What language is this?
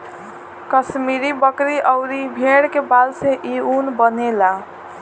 Bhojpuri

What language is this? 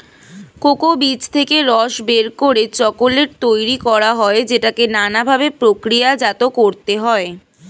Bangla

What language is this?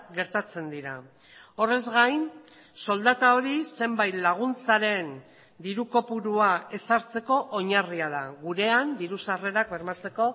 Basque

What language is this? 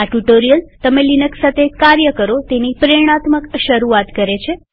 Gujarati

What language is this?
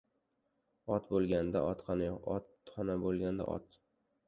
Uzbek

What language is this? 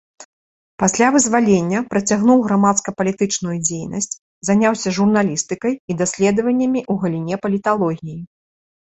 Belarusian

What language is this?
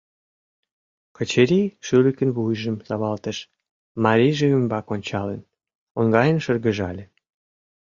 Mari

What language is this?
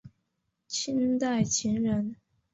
Chinese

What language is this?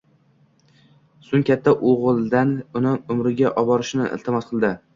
Uzbek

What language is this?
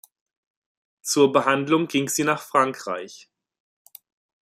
German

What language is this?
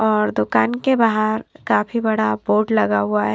Hindi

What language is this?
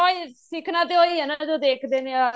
Punjabi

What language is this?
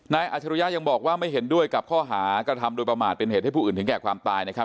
Thai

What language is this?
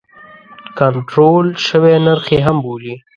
Pashto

